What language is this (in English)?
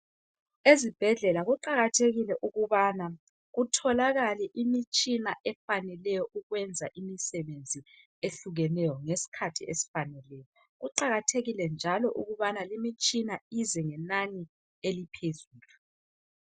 North Ndebele